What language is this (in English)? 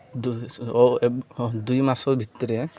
Odia